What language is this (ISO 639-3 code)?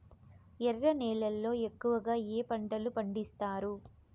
tel